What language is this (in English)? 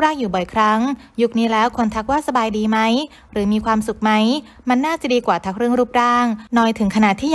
Thai